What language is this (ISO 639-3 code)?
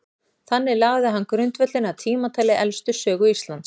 isl